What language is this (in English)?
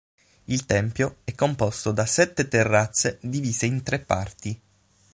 Italian